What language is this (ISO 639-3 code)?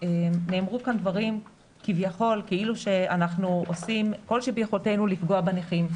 heb